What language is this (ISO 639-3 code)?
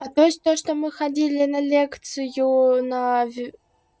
rus